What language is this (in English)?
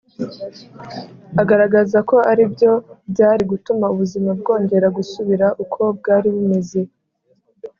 Kinyarwanda